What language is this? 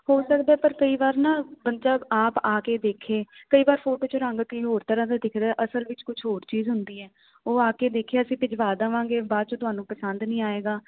Punjabi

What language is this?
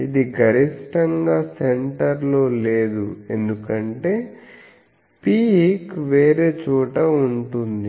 Telugu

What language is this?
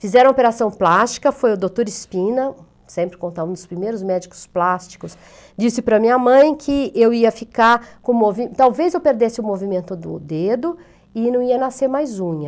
Portuguese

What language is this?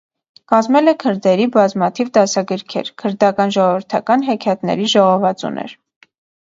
Armenian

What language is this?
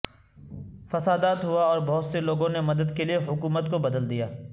Urdu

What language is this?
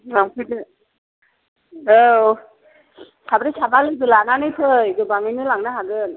Bodo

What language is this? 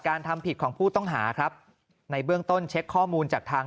Thai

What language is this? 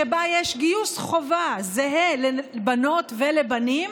Hebrew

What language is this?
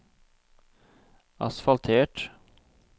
Norwegian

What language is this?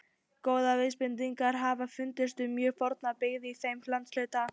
Icelandic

